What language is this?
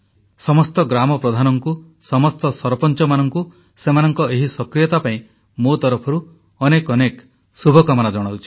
Odia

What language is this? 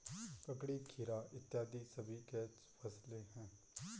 Hindi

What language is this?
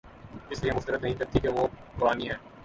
Urdu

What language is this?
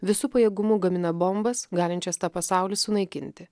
Lithuanian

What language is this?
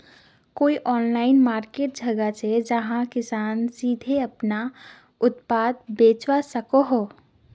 Magahi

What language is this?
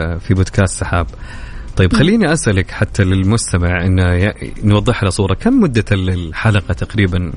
Arabic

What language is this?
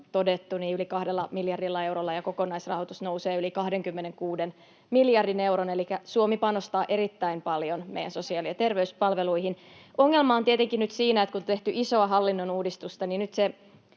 Finnish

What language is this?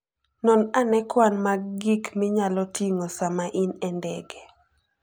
Luo (Kenya and Tanzania)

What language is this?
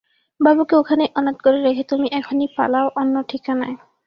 Bangla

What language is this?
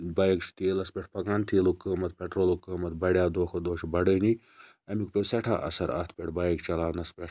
Kashmiri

